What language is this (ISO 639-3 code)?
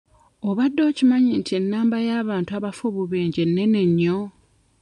lug